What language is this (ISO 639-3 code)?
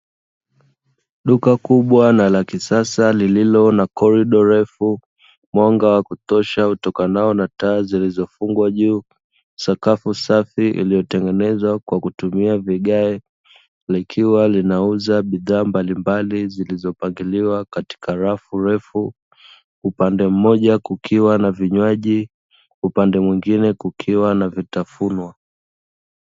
swa